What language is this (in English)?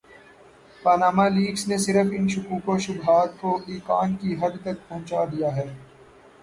Urdu